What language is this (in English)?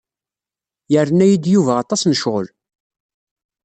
Kabyle